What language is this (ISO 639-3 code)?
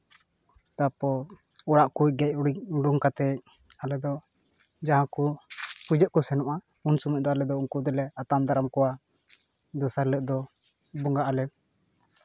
sat